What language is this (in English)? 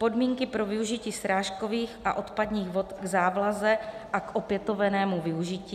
Czech